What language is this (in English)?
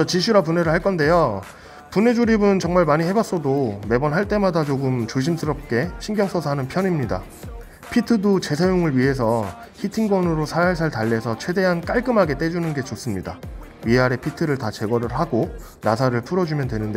Korean